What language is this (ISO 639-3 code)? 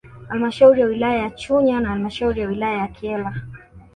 swa